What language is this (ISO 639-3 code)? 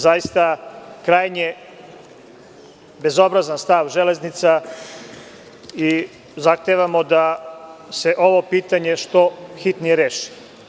srp